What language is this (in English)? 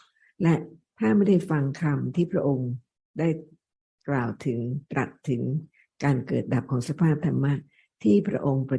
Thai